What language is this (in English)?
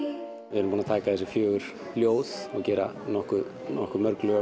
Icelandic